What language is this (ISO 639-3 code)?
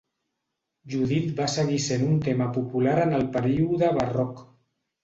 cat